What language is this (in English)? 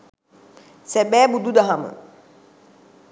Sinhala